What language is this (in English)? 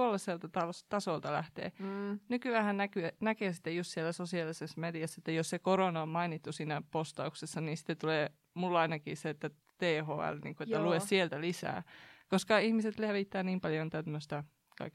Finnish